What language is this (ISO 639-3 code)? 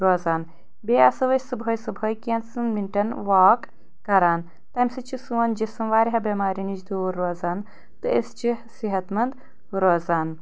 kas